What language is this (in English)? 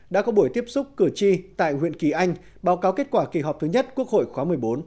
Vietnamese